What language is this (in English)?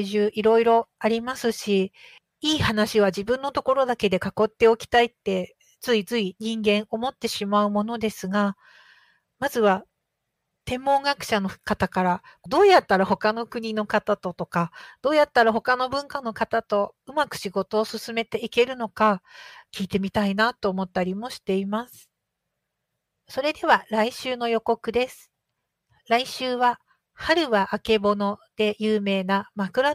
Japanese